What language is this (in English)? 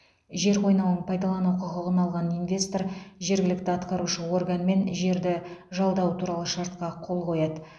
Kazakh